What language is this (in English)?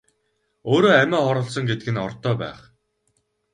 Mongolian